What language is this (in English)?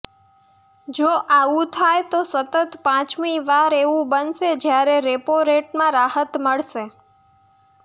Gujarati